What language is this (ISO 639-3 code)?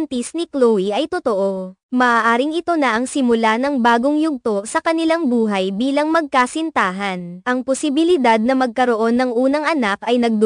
fil